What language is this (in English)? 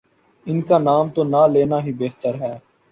Urdu